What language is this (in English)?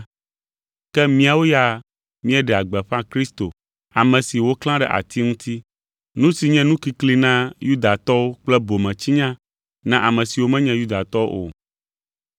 Ewe